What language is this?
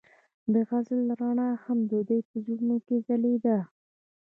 Pashto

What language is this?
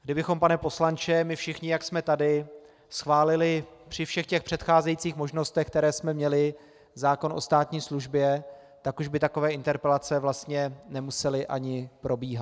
Czech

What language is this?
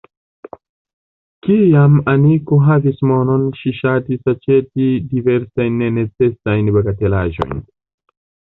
Esperanto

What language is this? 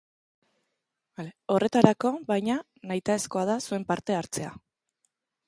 Basque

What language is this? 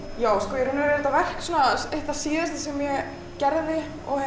Icelandic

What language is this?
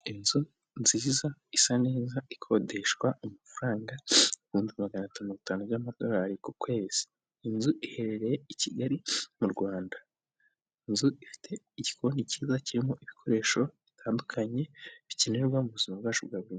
Kinyarwanda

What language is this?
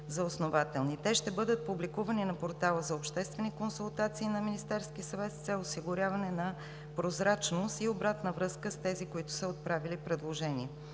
Bulgarian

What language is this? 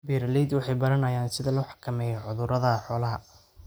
Somali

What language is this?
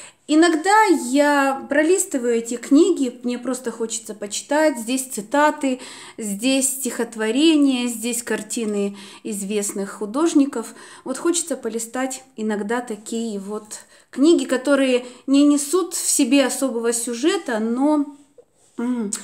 Russian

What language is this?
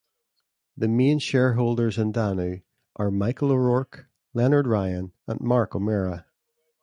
English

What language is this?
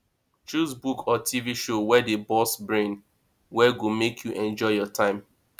Nigerian Pidgin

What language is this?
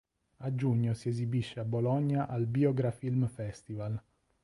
Italian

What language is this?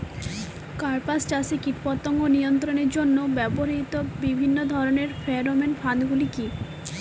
Bangla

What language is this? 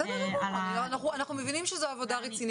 Hebrew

